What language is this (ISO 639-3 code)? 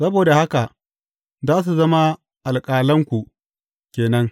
hau